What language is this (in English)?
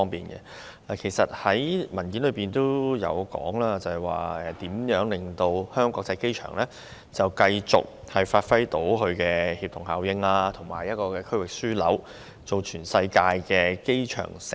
Cantonese